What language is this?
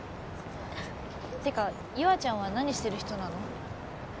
Japanese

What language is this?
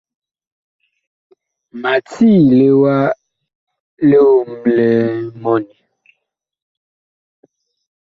Bakoko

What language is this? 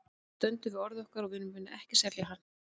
Icelandic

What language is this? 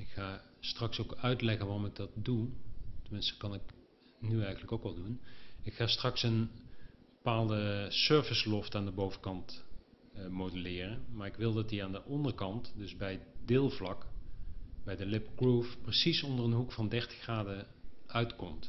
Dutch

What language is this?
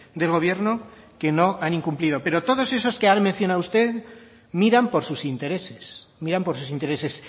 Spanish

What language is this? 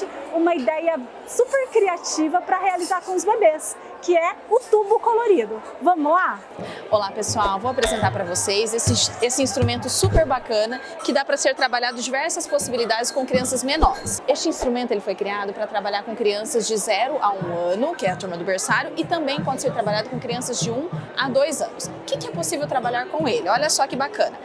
Portuguese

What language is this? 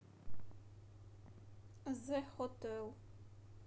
Russian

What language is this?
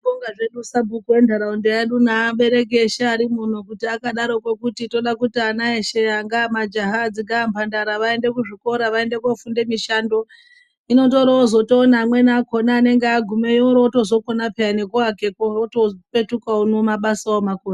Ndau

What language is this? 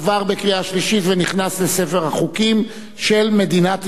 Hebrew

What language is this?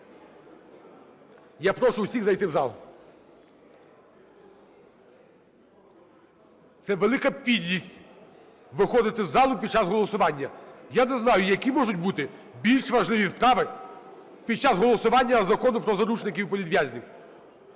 Ukrainian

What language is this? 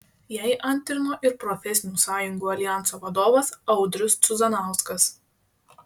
Lithuanian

